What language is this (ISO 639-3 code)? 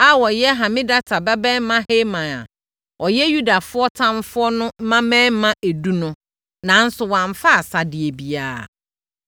aka